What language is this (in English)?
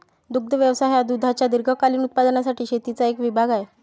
Marathi